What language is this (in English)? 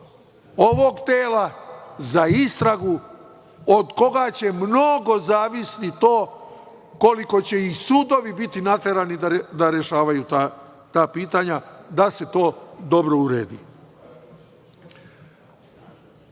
Serbian